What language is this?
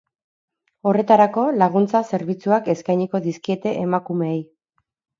Basque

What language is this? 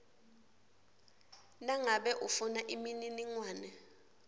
Swati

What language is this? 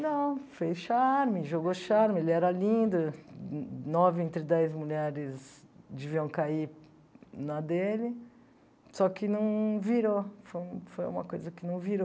Portuguese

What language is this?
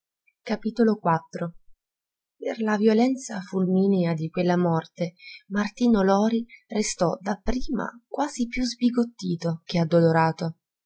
Italian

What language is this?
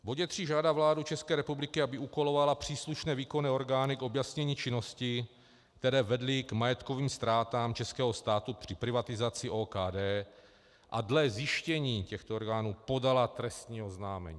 Czech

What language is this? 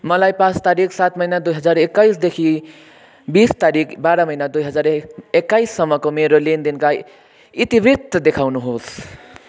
Nepali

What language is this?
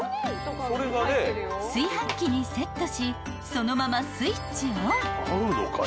Japanese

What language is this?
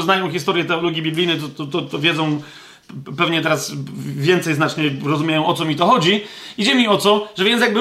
Polish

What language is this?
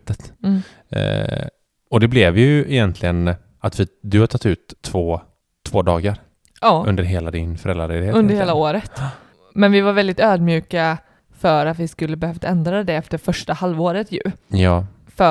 Swedish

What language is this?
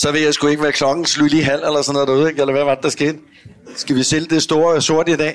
Danish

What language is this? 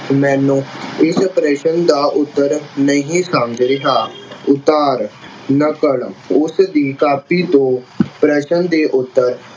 Punjabi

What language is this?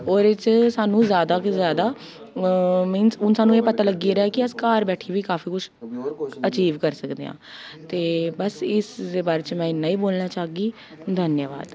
Dogri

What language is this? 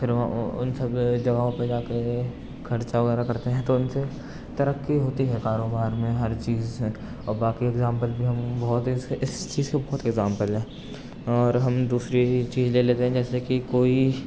Urdu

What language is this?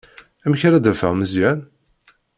Kabyle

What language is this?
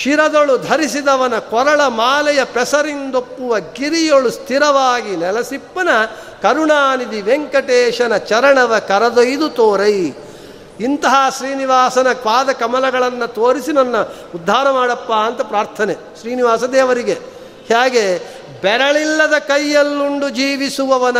Kannada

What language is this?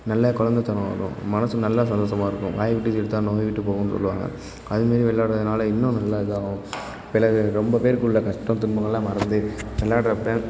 Tamil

